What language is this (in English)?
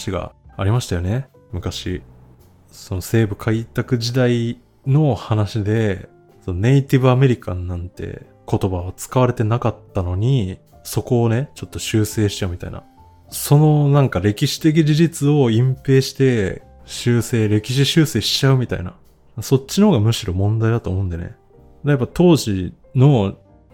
Japanese